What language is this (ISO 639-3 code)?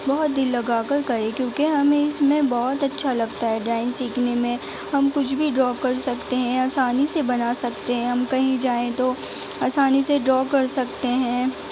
urd